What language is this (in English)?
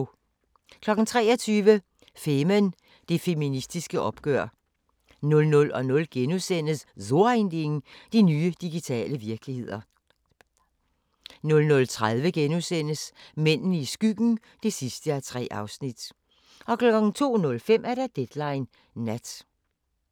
Danish